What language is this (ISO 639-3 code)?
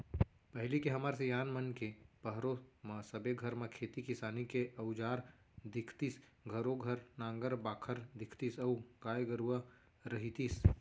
hne